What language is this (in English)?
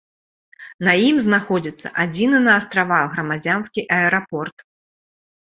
Belarusian